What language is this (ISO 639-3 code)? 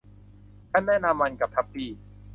tha